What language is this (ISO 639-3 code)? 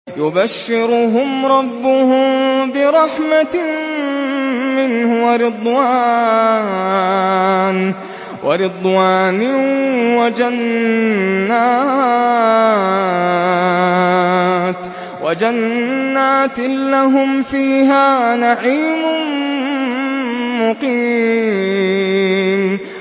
ara